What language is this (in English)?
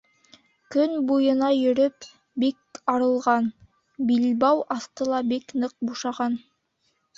Bashkir